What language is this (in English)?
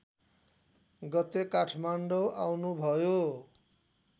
Nepali